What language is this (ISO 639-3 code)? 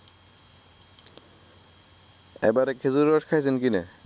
ben